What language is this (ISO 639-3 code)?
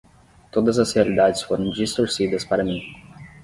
por